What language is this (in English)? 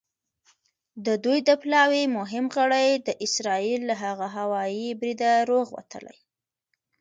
Pashto